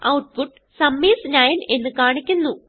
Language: Malayalam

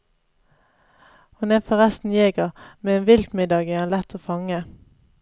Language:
Norwegian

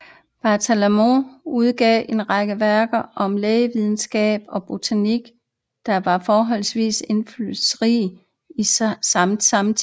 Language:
Danish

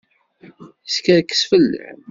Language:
Kabyle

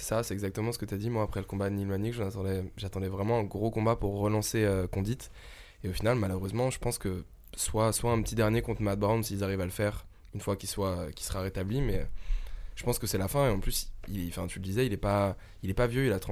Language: French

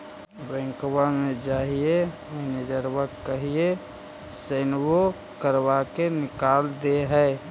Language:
Magahi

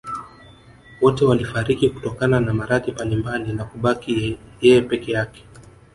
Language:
Swahili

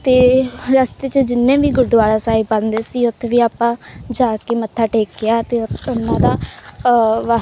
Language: Punjabi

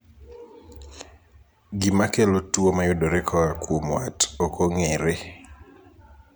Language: Luo (Kenya and Tanzania)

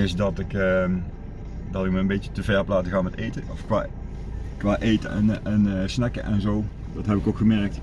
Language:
Dutch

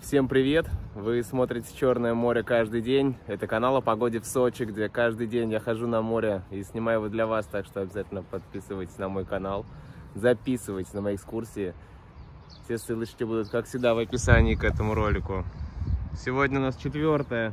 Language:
Russian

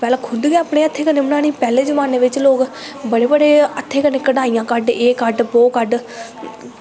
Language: Dogri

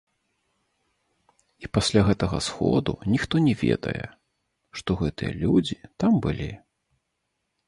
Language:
Belarusian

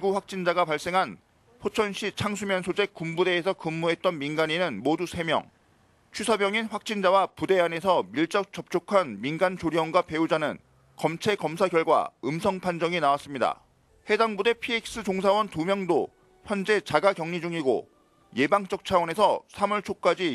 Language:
Korean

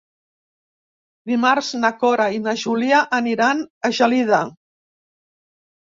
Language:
Catalan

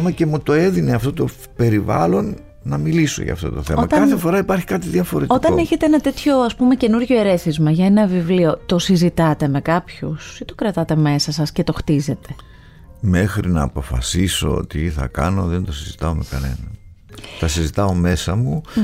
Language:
Greek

